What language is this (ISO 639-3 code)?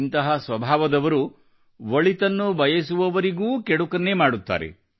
kan